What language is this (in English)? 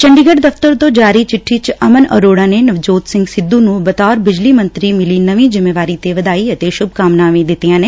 Punjabi